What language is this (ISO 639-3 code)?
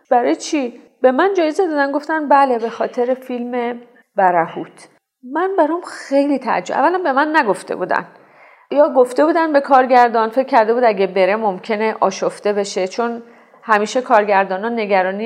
fas